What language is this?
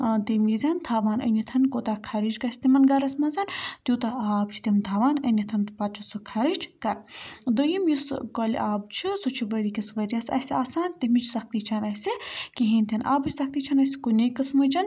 Kashmiri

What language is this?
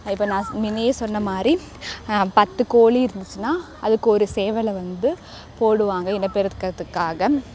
Tamil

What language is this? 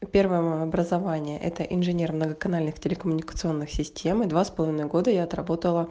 Russian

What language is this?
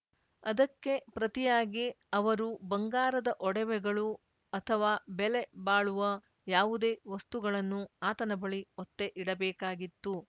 Kannada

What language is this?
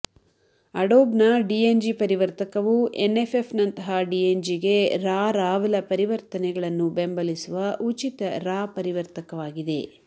Kannada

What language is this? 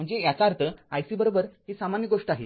Marathi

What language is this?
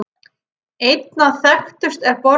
Icelandic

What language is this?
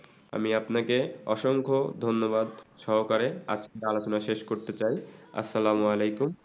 Bangla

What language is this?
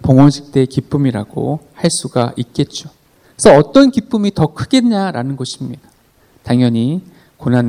Korean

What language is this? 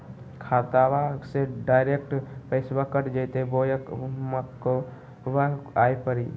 Magahi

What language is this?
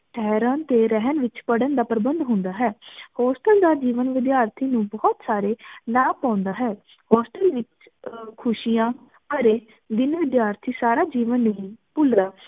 Punjabi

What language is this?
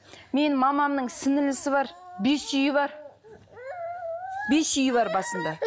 Kazakh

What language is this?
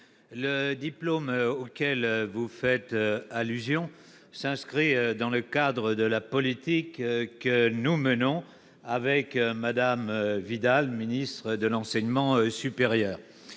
French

